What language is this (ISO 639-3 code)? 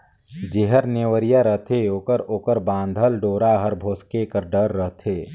hne